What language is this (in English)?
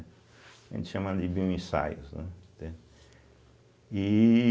Portuguese